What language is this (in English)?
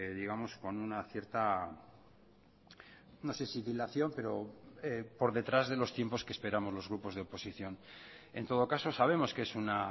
Spanish